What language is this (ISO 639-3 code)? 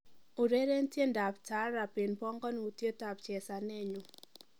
kln